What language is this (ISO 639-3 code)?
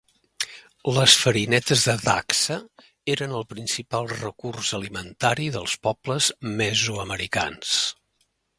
cat